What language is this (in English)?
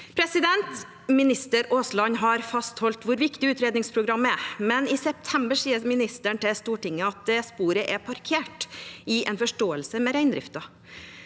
Norwegian